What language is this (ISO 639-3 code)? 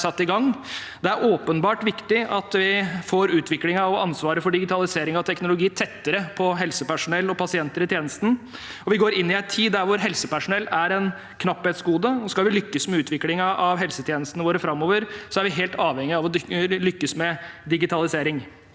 nor